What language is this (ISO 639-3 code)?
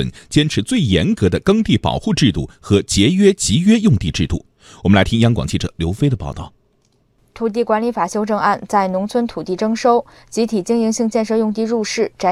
zho